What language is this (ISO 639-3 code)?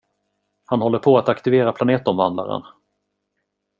swe